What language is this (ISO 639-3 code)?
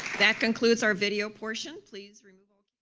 eng